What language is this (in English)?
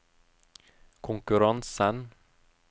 Norwegian